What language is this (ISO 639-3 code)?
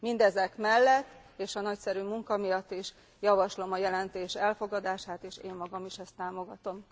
hun